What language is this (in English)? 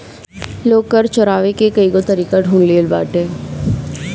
Bhojpuri